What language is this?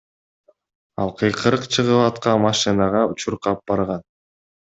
Kyrgyz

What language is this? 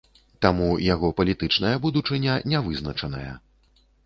Belarusian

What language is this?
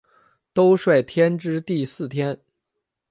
Chinese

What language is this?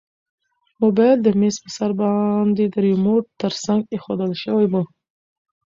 Pashto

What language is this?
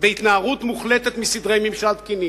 Hebrew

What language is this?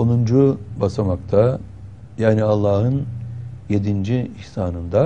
Turkish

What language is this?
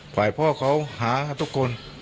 Thai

